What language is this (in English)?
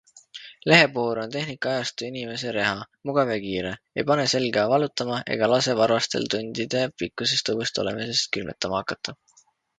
Estonian